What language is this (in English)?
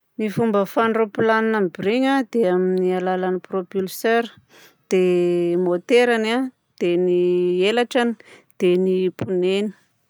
Southern Betsimisaraka Malagasy